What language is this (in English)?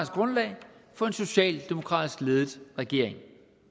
Danish